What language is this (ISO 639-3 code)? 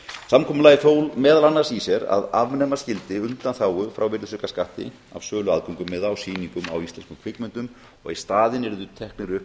isl